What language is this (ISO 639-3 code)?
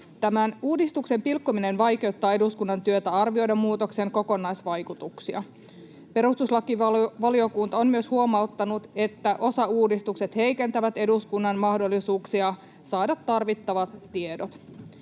fin